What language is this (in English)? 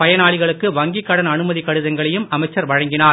Tamil